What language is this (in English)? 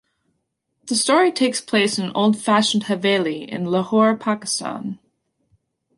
English